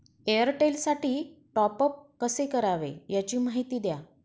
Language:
Marathi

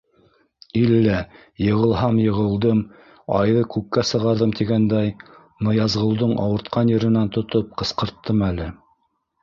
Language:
Bashkir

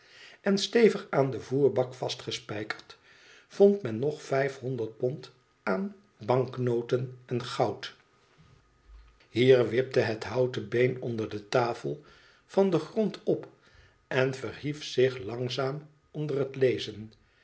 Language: Dutch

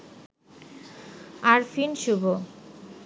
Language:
Bangla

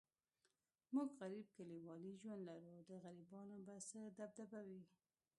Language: Pashto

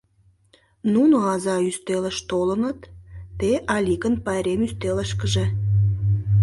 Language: Mari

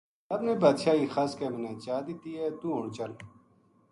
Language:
Gujari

